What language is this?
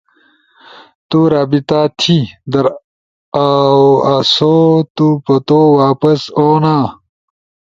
Ushojo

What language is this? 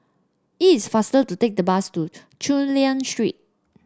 English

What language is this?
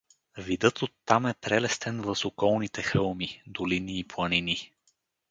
Bulgarian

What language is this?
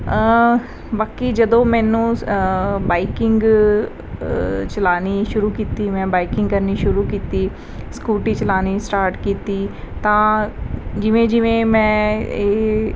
Punjabi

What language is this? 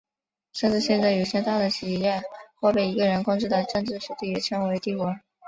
Chinese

